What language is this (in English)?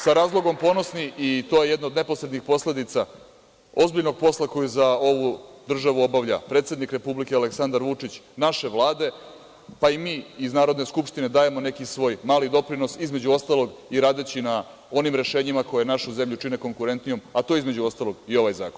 Serbian